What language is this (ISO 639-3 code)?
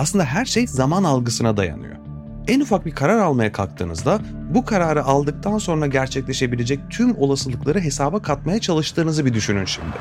tur